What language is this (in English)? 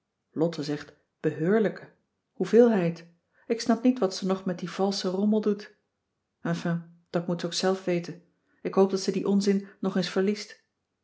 Dutch